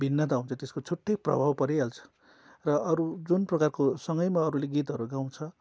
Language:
Nepali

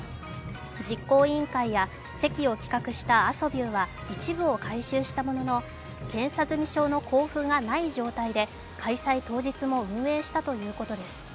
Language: Japanese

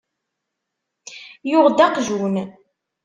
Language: Kabyle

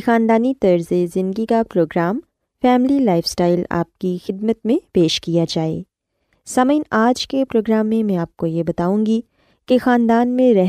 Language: Urdu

